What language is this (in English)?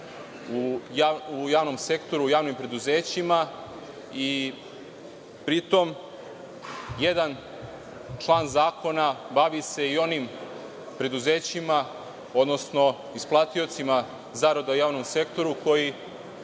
Serbian